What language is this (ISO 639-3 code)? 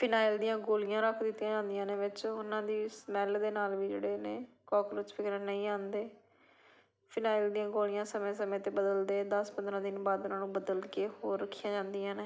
pan